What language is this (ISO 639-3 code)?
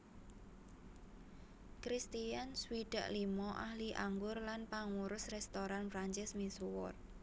jav